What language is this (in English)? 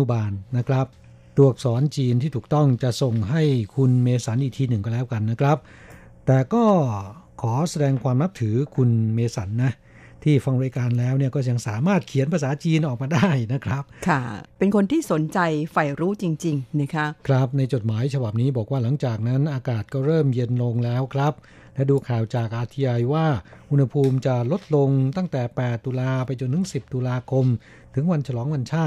Thai